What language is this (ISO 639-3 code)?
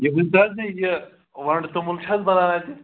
kas